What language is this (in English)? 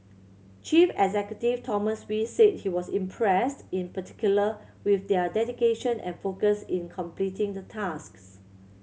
English